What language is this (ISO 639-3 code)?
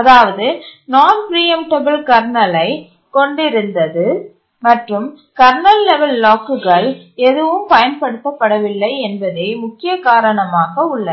tam